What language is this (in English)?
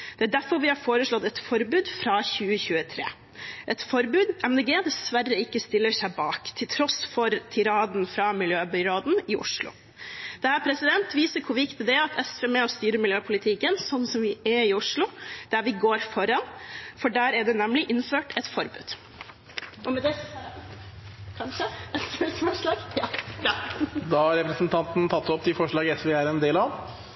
Norwegian Bokmål